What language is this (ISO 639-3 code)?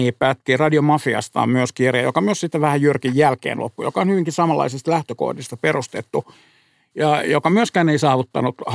fin